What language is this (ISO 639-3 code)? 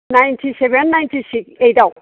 brx